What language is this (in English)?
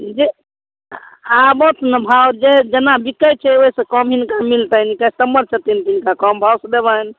Maithili